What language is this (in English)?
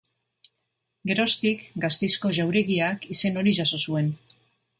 Basque